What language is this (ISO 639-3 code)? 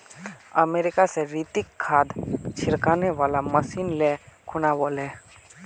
mag